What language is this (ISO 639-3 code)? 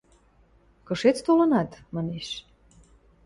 mrj